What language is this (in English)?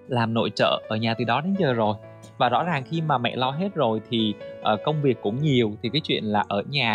Vietnamese